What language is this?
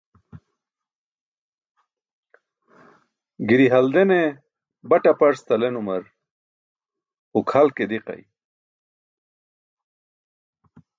Burushaski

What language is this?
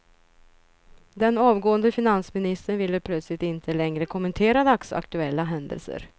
Swedish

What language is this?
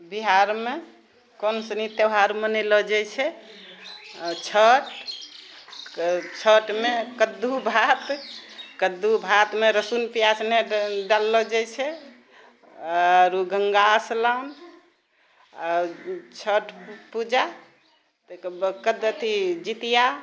Maithili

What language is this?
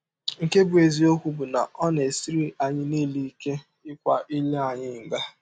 Igbo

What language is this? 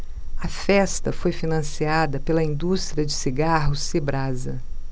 Portuguese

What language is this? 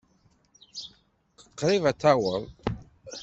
Kabyle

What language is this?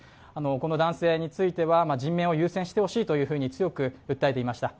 Japanese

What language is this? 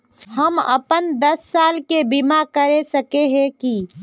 Magahi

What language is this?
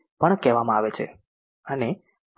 Gujarati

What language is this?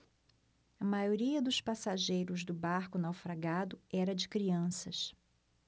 Portuguese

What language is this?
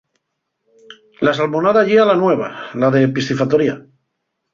Asturian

